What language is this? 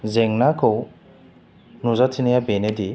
Bodo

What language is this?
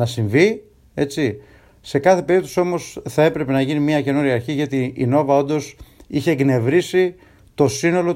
Greek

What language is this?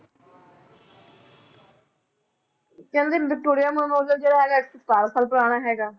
Punjabi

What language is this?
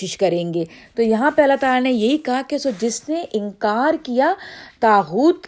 Urdu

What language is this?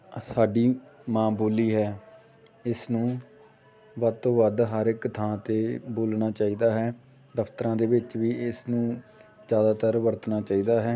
Punjabi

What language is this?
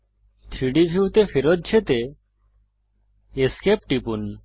Bangla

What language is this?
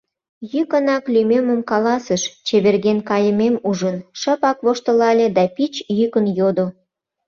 Mari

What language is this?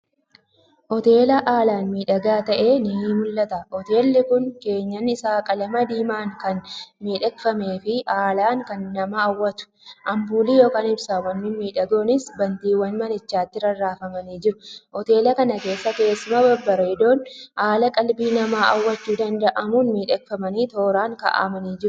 Oromo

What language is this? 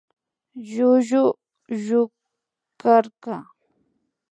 Imbabura Highland Quichua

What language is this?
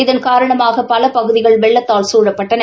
Tamil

